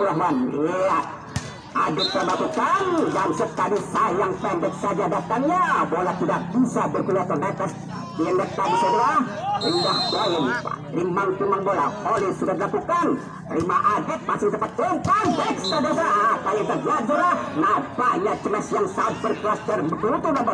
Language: Indonesian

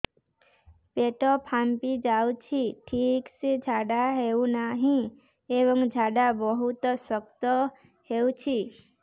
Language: Odia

